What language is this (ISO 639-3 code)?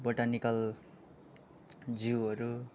nep